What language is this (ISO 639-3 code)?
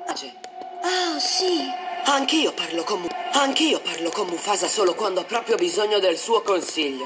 ita